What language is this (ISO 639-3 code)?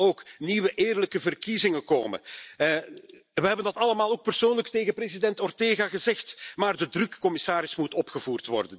nld